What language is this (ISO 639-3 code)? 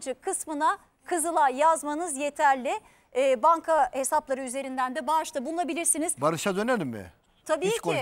tur